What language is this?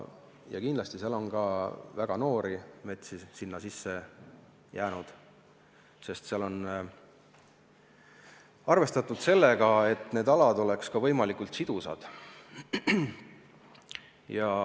Estonian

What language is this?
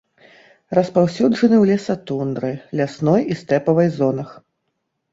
Belarusian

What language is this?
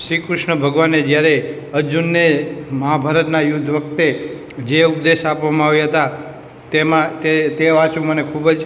Gujarati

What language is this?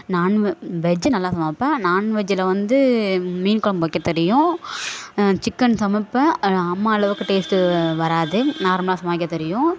Tamil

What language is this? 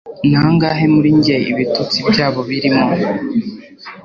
Kinyarwanda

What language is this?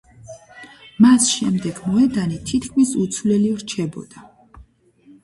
Georgian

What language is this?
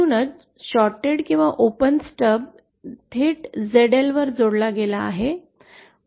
Marathi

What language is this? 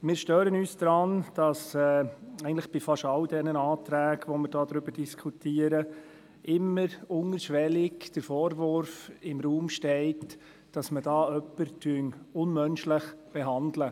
Swiss German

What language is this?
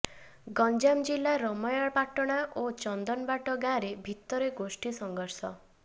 Odia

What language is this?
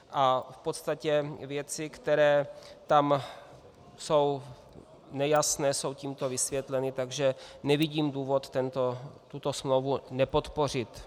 Czech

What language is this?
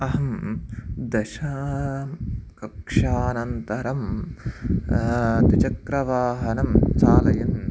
Sanskrit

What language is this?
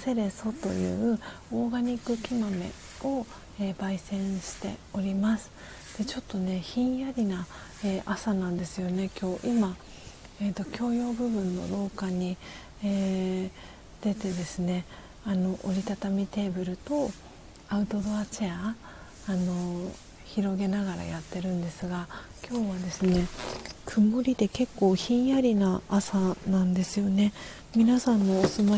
Japanese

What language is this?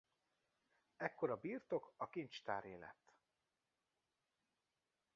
Hungarian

